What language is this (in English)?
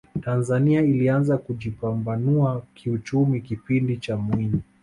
Swahili